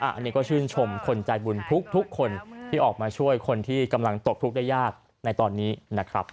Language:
Thai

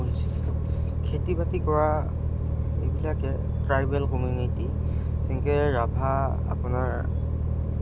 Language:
Assamese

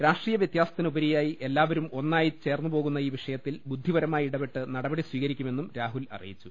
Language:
Malayalam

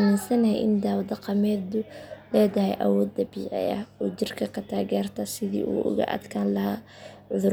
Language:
Somali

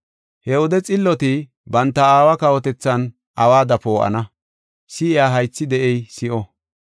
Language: Gofa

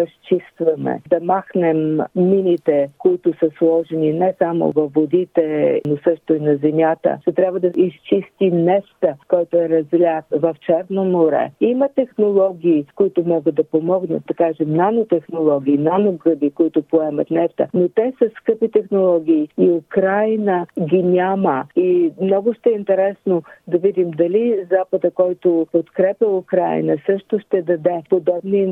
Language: Bulgarian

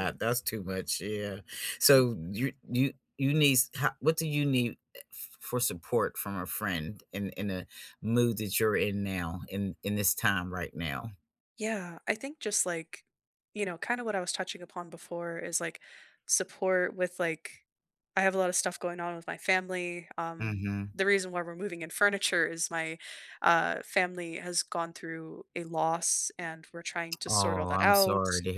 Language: English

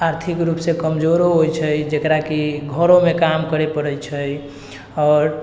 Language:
Maithili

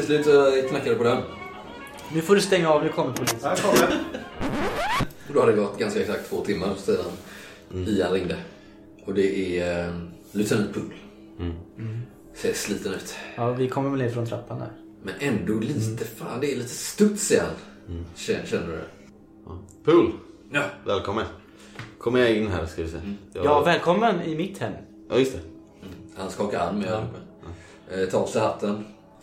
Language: Swedish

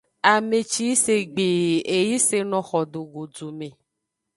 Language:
Aja (Benin)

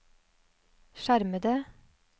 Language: Norwegian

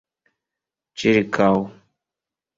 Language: Esperanto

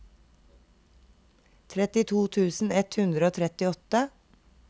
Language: Norwegian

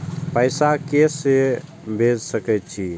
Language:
Maithili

